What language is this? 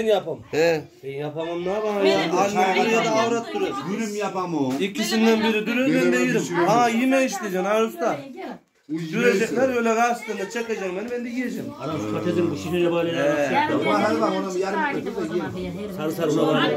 Turkish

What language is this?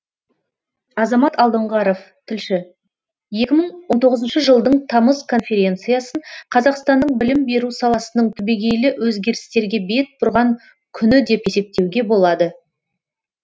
Kazakh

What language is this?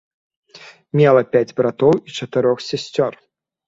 Belarusian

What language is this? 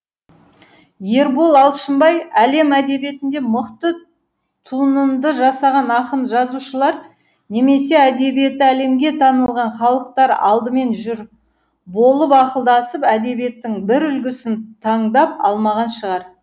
Kazakh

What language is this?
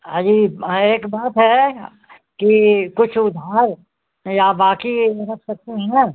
Hindi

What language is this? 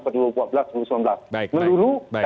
Indonesian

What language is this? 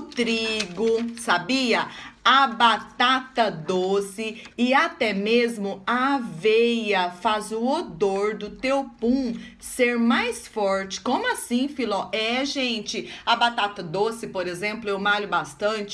Portuguese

